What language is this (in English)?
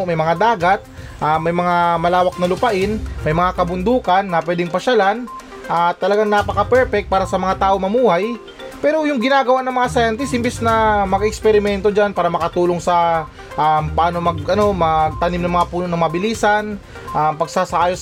Filipino